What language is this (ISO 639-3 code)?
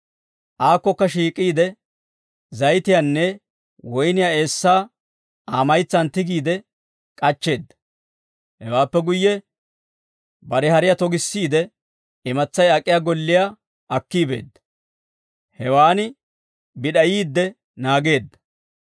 dwr